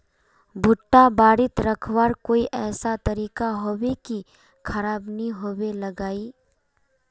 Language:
Magahi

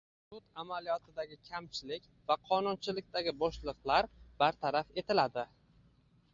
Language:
Uzbek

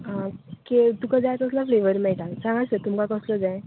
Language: Konkani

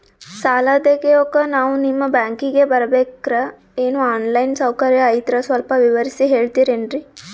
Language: Kannada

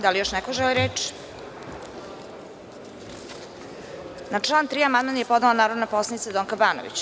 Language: Serbian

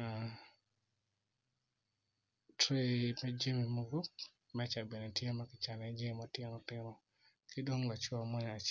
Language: Acoli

